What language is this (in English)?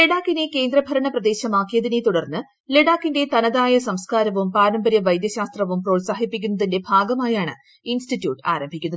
Malayalam